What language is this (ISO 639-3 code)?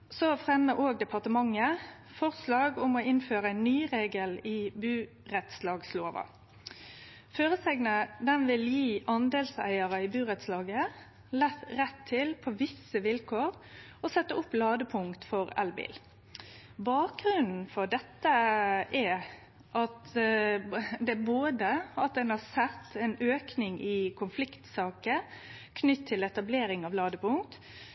nno